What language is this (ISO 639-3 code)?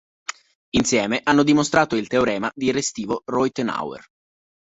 ita